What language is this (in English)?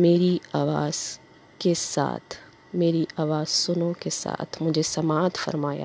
Urdu